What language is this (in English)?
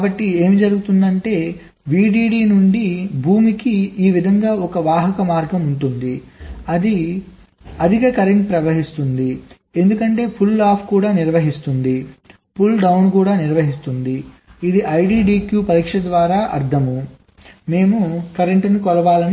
Telugu